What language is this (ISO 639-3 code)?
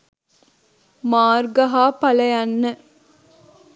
sin